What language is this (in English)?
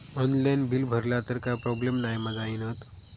Marathi